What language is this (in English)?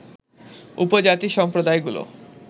Bangla